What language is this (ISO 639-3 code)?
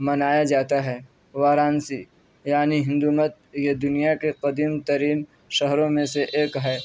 urd